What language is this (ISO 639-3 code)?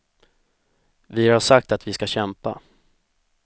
swe